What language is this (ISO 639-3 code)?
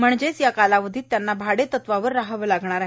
mar